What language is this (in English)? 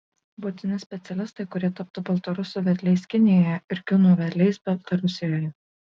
Lithuanian